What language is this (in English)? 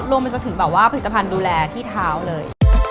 Thai